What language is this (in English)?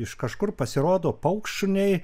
Lithuanian